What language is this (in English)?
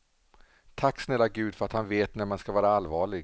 Swedish